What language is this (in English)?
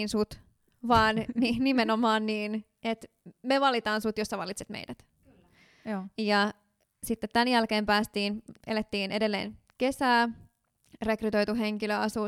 Finnish